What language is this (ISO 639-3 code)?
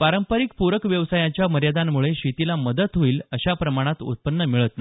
mar